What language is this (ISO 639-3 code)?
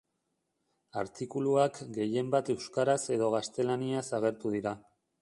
eus